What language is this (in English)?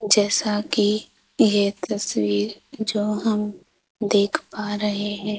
Hindi